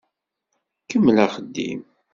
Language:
Kabyle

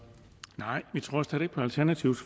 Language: Danish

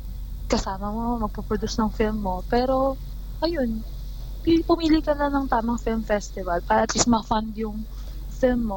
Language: Filipino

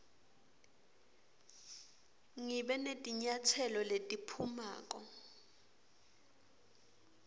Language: Swati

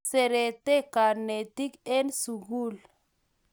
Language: Kalenjin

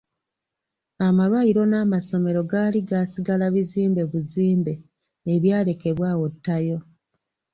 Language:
Ganda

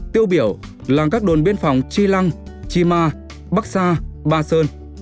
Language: Vietnamese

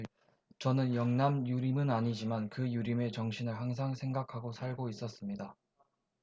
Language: Korean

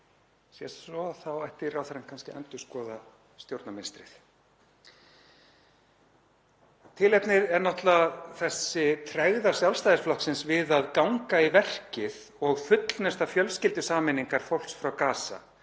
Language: Icelandic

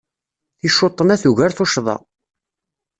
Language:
Kabyle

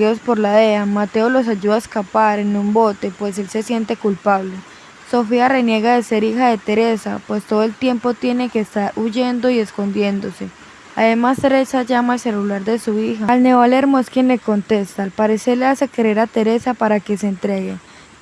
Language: Spanish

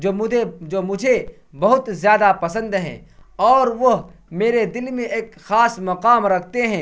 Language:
Urdu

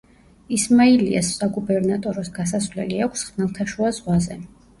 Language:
Georgian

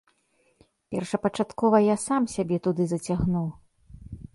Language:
Belarusian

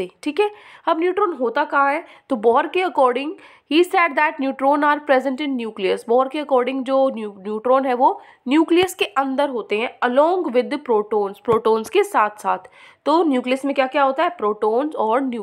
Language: Hindi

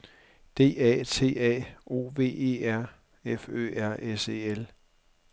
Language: Danish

